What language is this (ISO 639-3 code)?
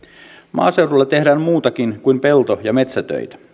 fin